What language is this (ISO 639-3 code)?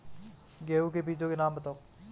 hin